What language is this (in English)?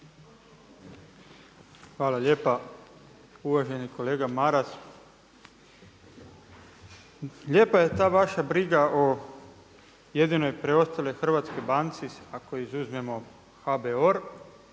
Croatian